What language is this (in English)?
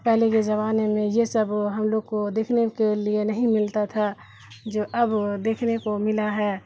Urdu